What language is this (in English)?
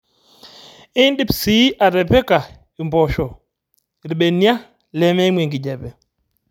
Masai